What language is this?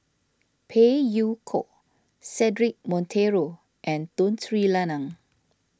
English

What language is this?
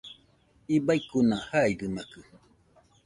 Nüpode Huitoto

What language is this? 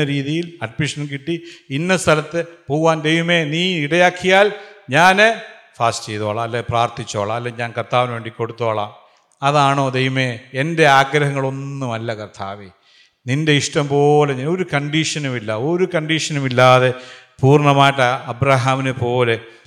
Malayalam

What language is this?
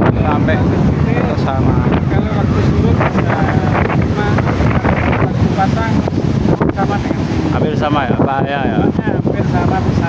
Indonesian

